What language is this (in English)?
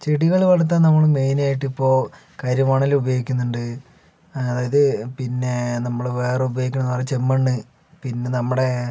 Malayalam